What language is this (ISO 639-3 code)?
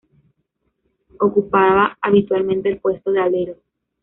spa